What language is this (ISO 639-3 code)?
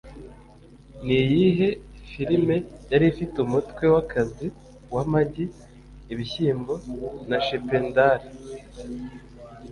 kin